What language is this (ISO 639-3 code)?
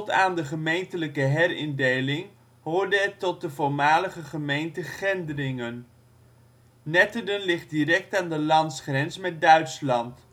nld